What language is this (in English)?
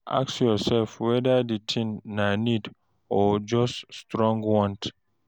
Nigerian Pidgin